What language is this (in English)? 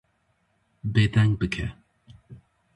Kurdish